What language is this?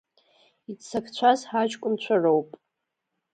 Abkhazian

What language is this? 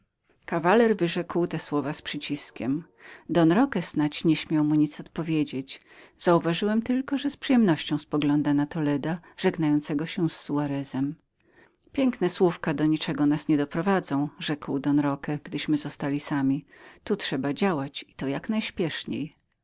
Polish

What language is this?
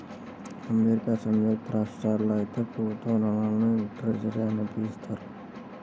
Telugu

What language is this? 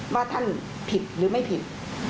Thai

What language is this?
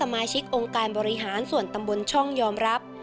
Thai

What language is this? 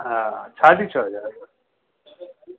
Sindhi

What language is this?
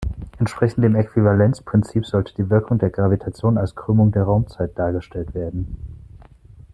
German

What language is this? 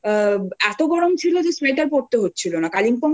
Bangla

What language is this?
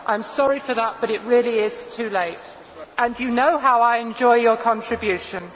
English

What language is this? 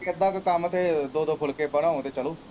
Punjabi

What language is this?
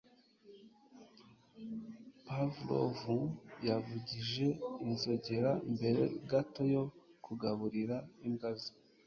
Kinyarwanda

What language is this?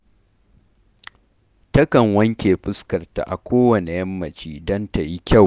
Hausa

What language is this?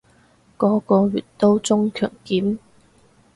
Cantonese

